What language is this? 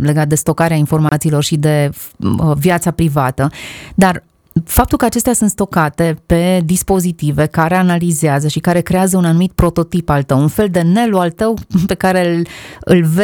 Romanian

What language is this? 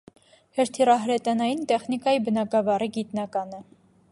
Armenian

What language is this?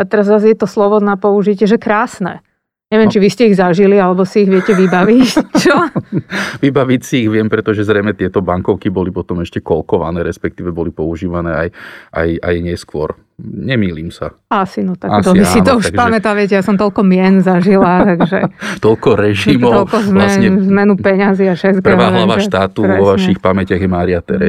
Slovak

